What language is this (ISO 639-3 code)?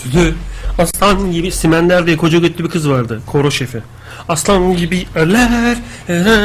tur